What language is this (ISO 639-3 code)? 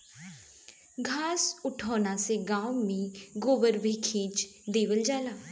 bho